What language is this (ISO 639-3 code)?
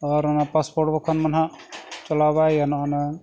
sat